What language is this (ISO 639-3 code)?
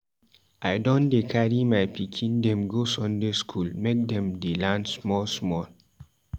pcm